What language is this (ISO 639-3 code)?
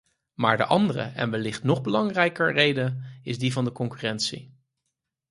nld